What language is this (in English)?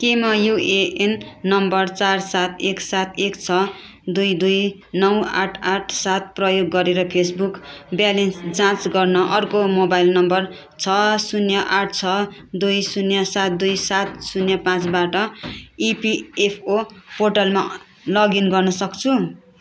Nepali